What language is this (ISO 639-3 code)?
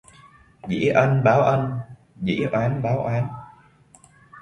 vie